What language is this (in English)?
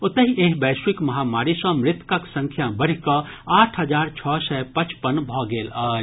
Maithili